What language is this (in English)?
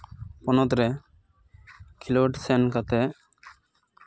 Santali